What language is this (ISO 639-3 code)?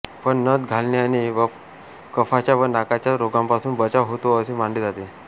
mar